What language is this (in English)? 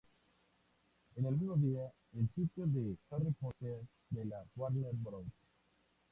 Spanish